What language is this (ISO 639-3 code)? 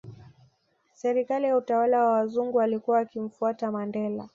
swa